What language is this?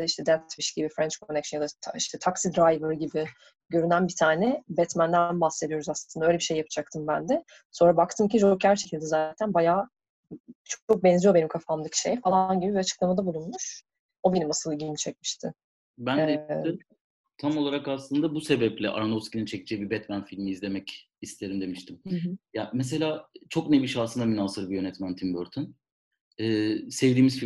Turkish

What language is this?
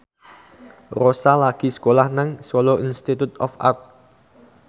Javanese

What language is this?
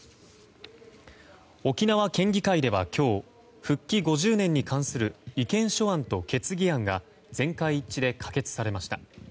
Japanese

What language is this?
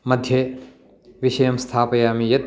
Sanskrit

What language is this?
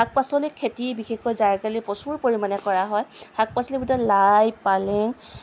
Assamese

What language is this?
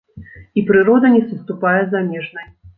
Belarusian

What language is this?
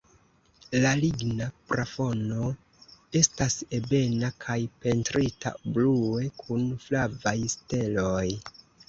Esperanto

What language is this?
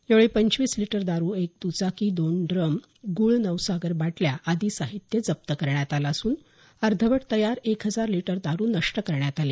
Marathi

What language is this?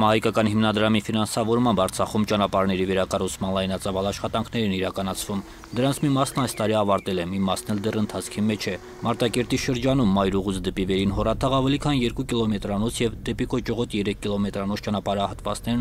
Turkish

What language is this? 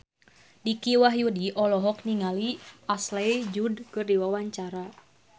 Sundanese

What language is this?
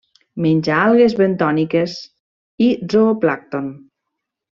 Catalan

